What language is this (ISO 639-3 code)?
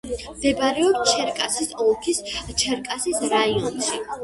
kat